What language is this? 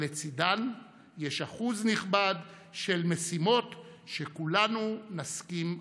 Hebrew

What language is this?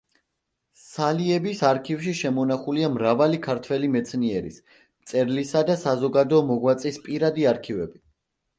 Georgian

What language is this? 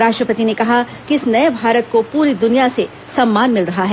Hindi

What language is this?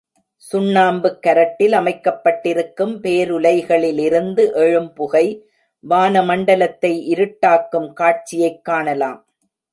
Tamil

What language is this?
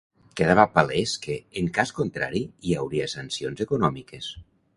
Catalan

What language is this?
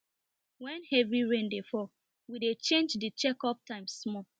Nigerian Pidgin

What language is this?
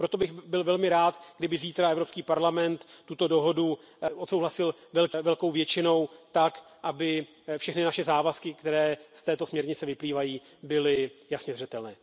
Czech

